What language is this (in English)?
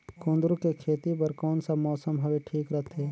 Chhattisgarhi